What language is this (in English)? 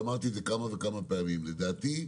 Hebrew